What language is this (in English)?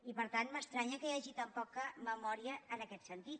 Catalan